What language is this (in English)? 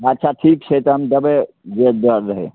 Maithili